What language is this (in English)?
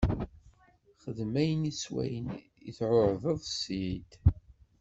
Kabyle